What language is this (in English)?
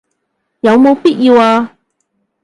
Cantonese